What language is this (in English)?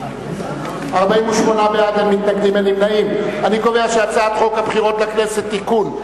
Hebrew